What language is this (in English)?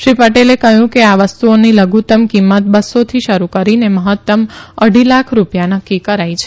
Gujarati